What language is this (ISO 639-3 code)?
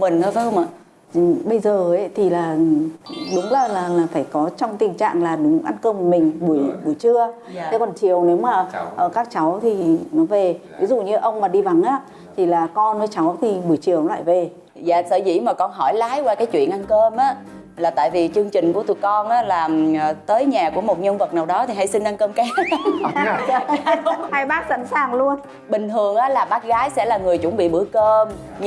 vie